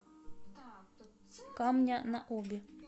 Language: Russian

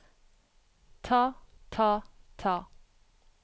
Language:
Norwegian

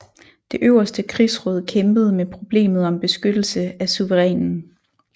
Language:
Danish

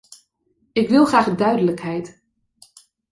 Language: Dutch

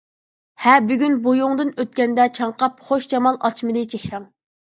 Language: Uyghur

